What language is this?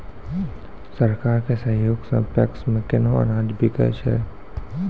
Maithili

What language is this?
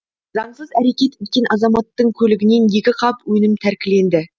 Kazakh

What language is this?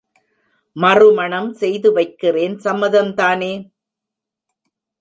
Tamil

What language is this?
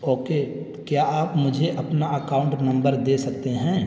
Urdu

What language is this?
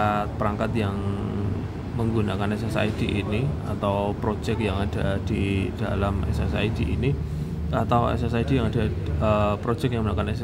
Indonesian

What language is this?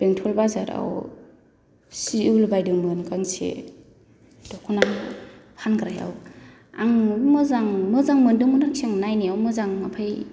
Bodo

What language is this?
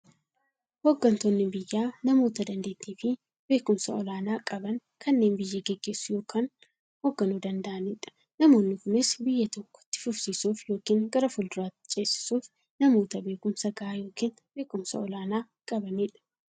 Oromo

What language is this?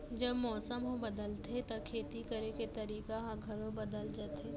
Chhattisgarhi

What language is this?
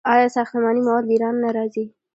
Pashto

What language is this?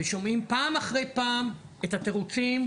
Hebrew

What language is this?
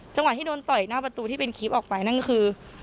Thai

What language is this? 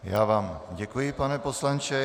Czech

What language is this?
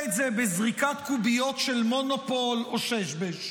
Hebrew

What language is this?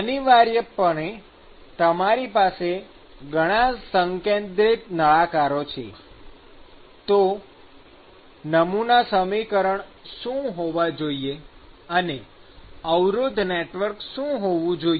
Gujarati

